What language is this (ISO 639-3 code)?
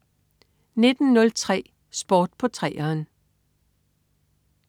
dan